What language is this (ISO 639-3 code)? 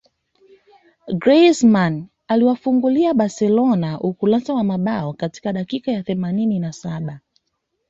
swa